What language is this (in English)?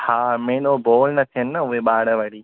Sindhi